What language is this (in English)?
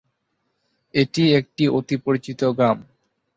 Bangla